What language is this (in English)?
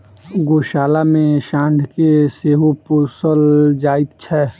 Maithili